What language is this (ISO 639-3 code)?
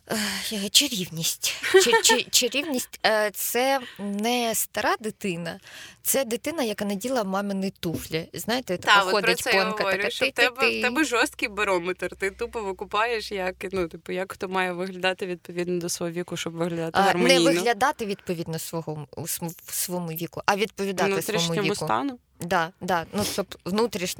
ukr